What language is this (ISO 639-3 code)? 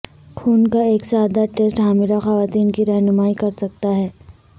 urd